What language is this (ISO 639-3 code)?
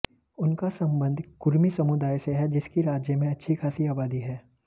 hin